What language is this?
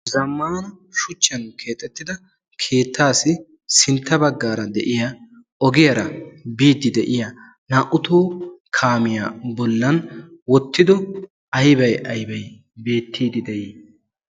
Wolaytta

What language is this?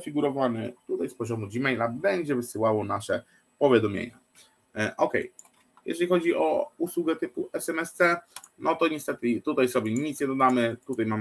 Polish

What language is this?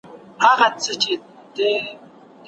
Pashto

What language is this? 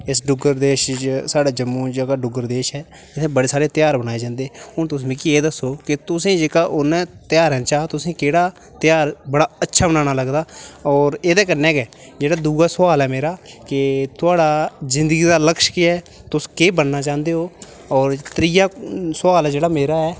Dogri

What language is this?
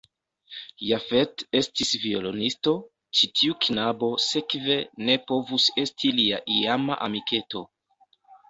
Esperanto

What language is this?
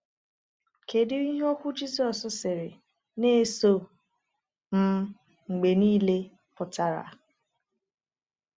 Igbo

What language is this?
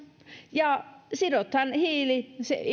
Finnish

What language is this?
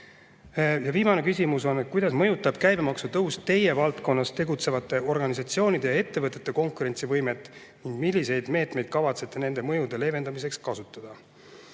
Estonian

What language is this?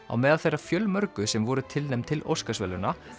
Icelandic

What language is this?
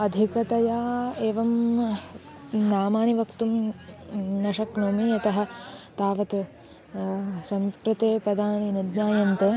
Sanskrit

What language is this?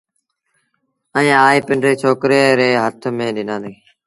Sindhi Bhil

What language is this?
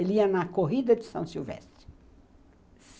Portuguese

